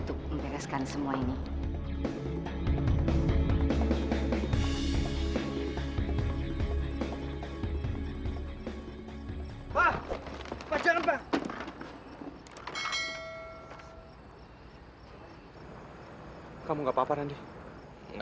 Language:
Indonesian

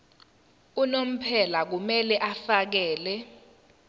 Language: Zulu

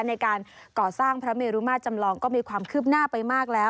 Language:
Thai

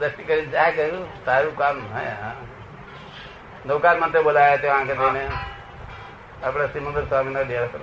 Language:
Gujarati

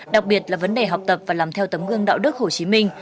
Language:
Vietnamese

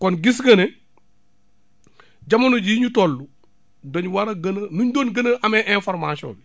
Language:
Wolof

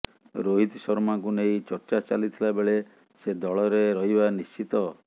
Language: Odia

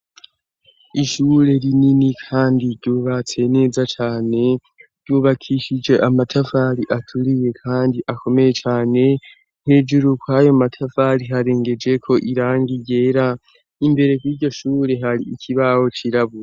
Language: Rundi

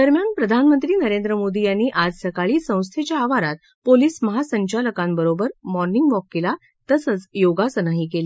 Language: Marathi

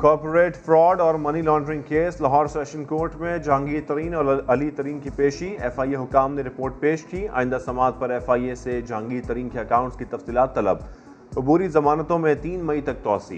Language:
Urdu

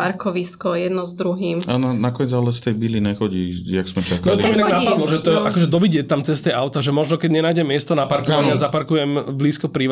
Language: Slovak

